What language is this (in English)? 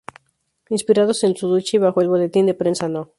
Spanish